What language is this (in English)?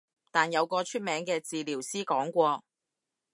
Cantonese